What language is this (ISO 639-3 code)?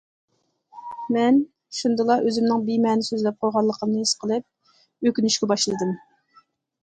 uig